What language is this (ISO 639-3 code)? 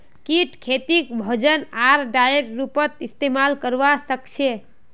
mag